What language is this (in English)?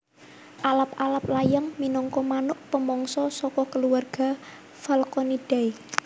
Javanese